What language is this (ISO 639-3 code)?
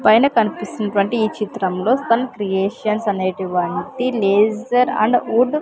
tel